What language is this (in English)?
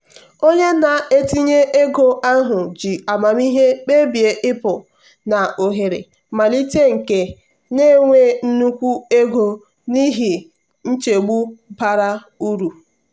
Igbo